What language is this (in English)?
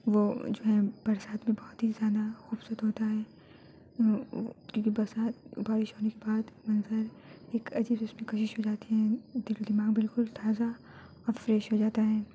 Urdu